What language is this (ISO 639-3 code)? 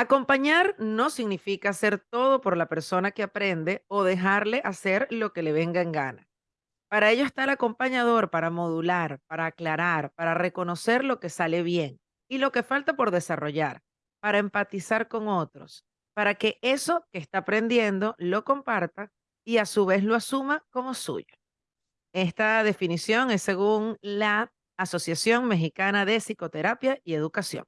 spa